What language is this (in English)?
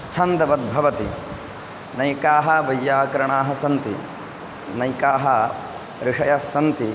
Sanskrit